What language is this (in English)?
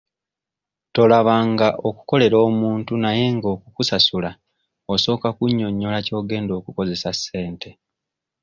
Ganda